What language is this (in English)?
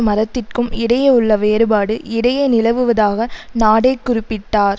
Tamil